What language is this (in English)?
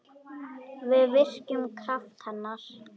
Icelandic